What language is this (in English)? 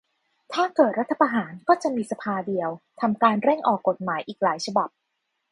Thai